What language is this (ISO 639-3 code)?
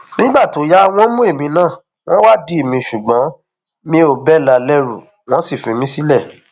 yor